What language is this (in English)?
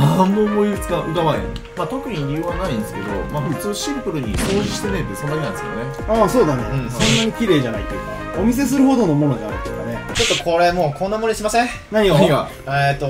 Japanese